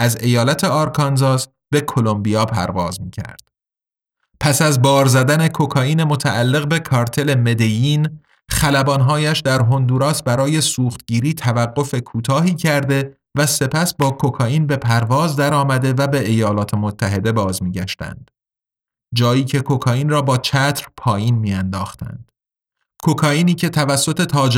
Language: Persian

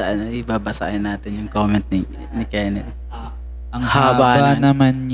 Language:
Filipino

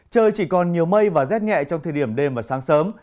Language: Vietnamese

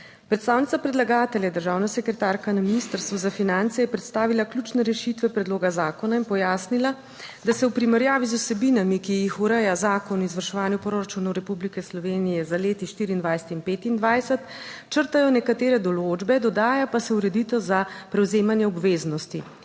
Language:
Slovenian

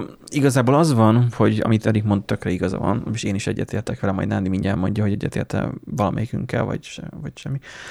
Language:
Hungarian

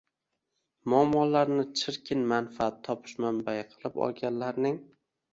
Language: Uzbek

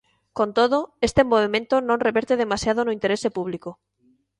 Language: Galician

